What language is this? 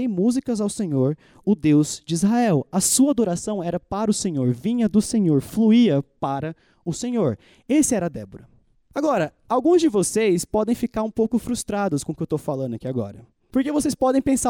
Portuguese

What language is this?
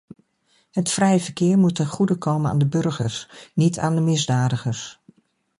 Dutch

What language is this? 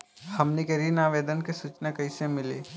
Bhojpuri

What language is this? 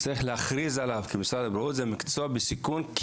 Hebrew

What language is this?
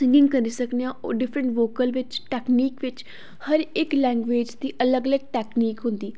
Dogri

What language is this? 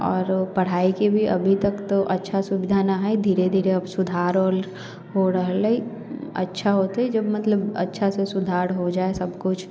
Maithili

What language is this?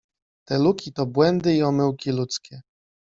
Polish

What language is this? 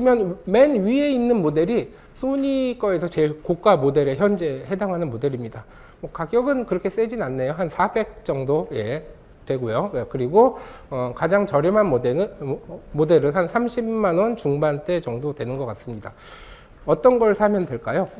Korean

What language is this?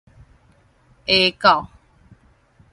Min Nan Chinese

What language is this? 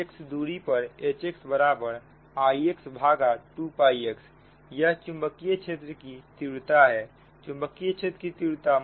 Hindi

